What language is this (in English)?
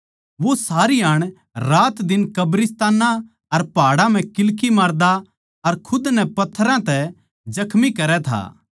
Haryanvi